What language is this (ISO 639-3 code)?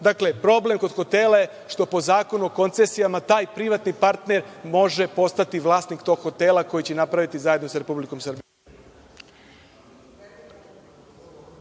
srp